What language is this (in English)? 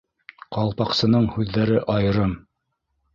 Bashkir